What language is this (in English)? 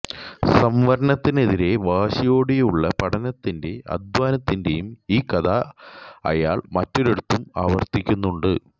Malayalam